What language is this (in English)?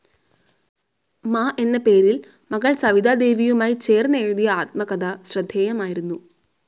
Malayalam